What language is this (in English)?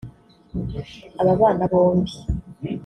Kinyarwanda